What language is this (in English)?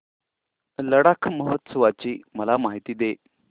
Marathi